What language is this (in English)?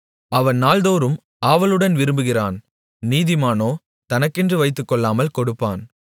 Tamil